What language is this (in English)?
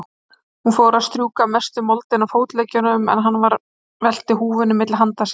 Icelandic